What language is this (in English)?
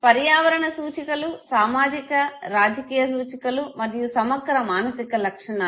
Telugu